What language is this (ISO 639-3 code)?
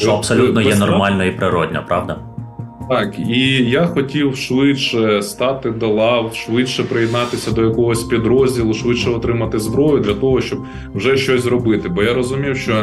ukr